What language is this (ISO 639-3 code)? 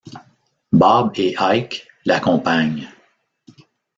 fra